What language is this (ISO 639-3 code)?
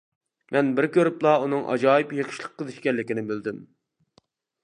uig